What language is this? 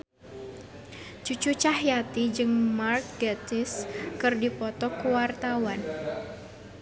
Sundanese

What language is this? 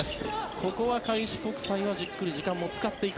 Japanese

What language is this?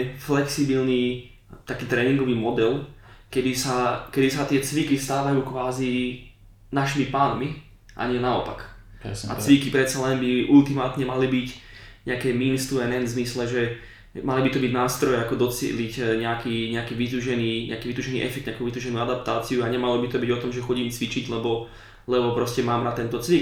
Slovak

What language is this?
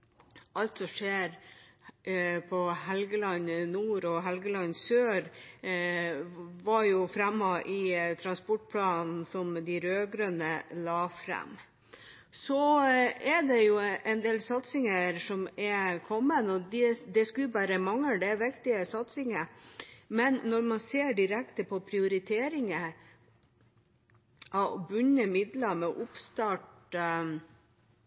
Norwegian Bokmål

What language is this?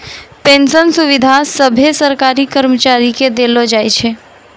Maithili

